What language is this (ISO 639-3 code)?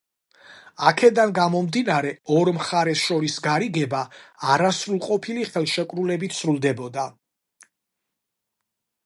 kat